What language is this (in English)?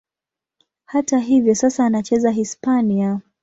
Swahili